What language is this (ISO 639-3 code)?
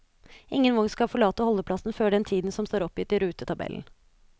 nor